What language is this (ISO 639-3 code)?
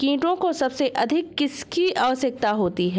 hin